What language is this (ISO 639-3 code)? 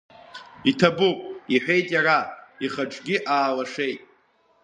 abk